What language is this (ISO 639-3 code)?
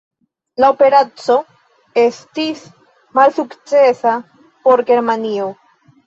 epo